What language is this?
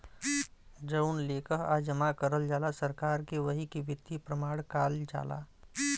Bhojpuri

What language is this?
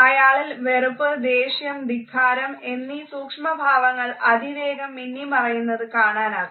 Malayalam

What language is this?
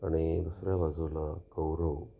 Marathi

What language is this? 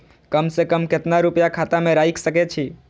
Maithili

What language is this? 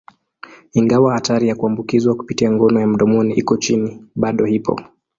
Swahili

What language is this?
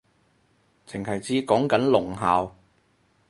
Cantonese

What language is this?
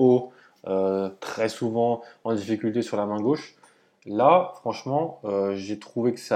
French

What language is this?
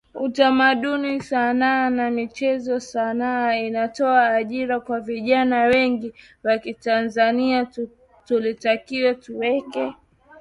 Swahili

